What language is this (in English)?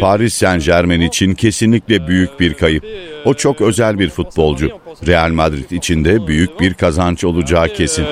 Turkish